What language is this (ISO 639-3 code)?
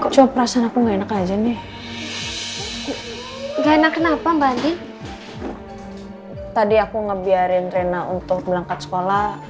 ind